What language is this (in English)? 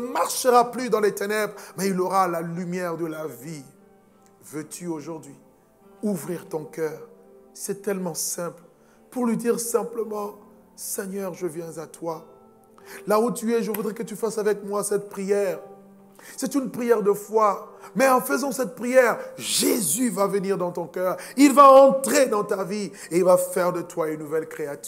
French